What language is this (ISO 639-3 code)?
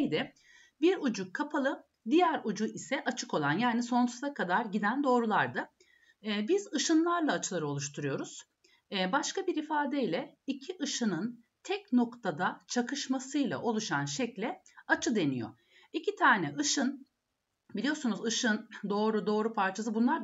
tur